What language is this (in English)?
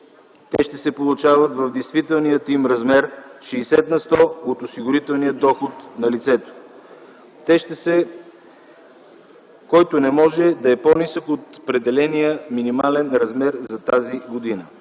Bulgarian